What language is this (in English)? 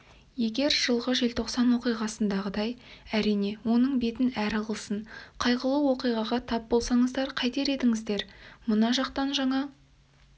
Kazakh